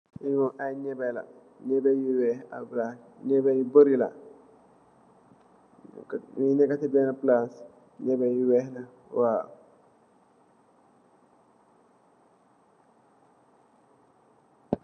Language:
Wolof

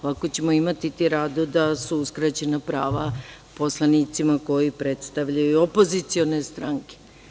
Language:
Serbian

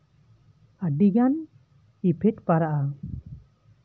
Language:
Santali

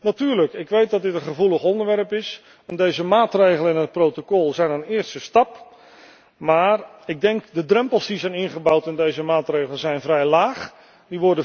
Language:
Dutch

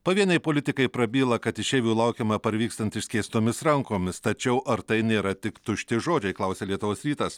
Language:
Lithuanian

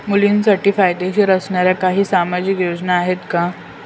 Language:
Marathi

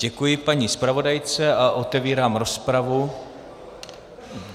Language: Czech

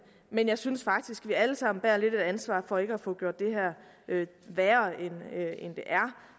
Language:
Danish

